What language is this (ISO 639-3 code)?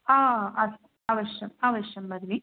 san